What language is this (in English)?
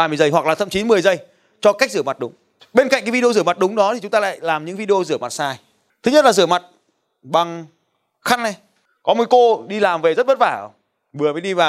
Vietnamese